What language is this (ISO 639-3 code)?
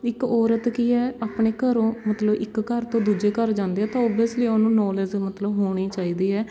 pan